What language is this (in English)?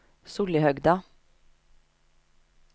Norwegian